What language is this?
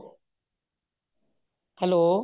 Punjabi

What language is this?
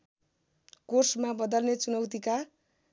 Nepali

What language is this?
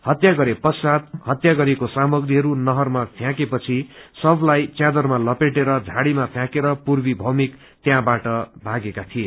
Nepali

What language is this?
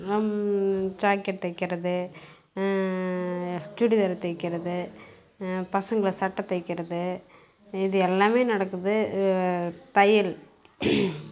Tamil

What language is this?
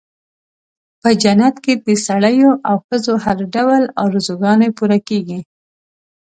Pashto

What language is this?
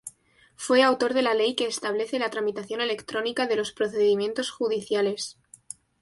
Spanish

